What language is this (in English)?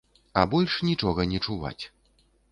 Belarusian